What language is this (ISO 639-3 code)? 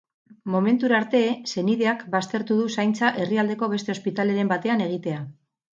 eus